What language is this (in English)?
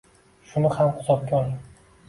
Uzbek